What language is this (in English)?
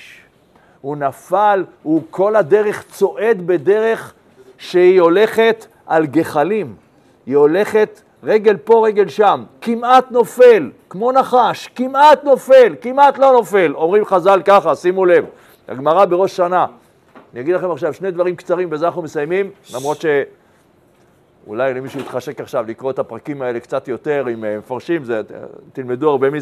Hebrew